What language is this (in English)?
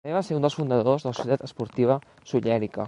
Catalan